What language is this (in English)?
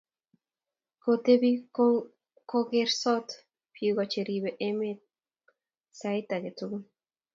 Kalenjin